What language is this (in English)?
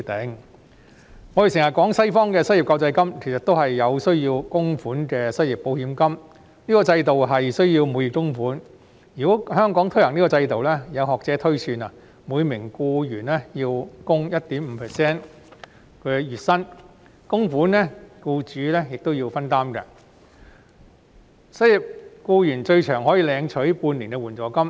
Cantonese